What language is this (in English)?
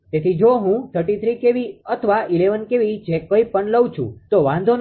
Gujarati